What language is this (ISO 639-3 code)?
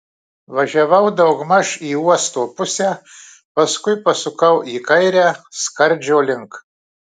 lit